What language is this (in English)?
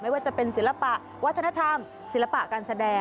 Thai